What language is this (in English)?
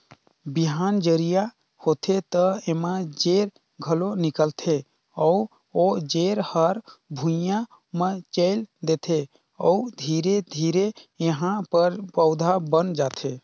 Chhattisgarhi